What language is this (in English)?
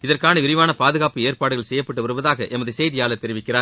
Tamil